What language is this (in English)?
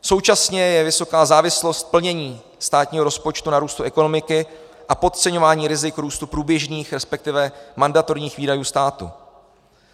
Czech